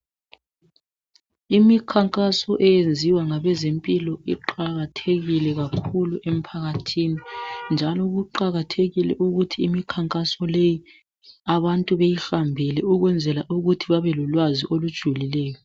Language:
North Ndebele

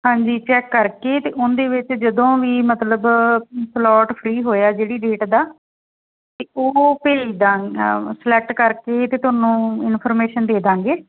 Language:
Punjabi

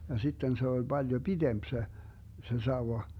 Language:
Finnish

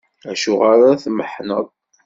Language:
Kabyle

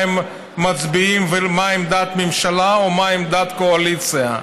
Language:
Hebrew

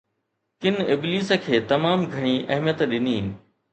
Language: Sindhi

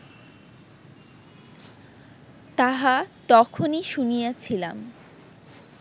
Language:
Bangla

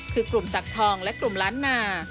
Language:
Thai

